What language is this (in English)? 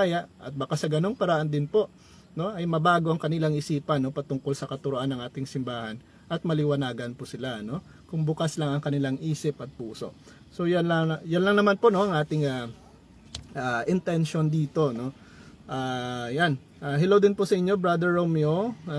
Filipino